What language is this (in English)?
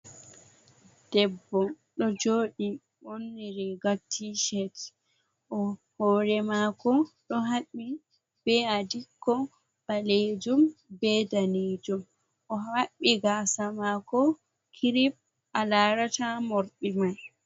Fula